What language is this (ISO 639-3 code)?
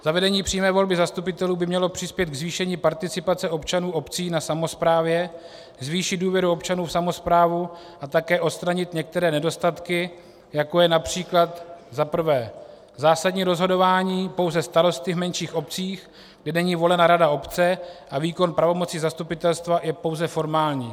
ces